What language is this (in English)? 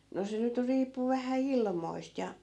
Finnish